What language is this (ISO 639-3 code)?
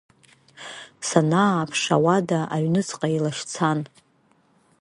abk